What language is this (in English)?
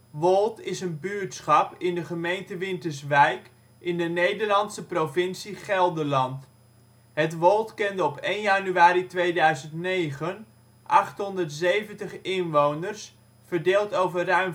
Dutch